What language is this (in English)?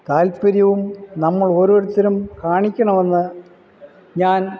Malayalam